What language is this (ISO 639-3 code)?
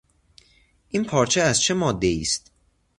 fas